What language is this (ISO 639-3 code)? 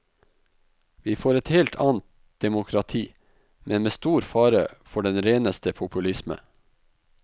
nor